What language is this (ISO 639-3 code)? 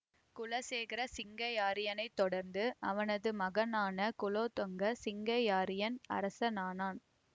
tam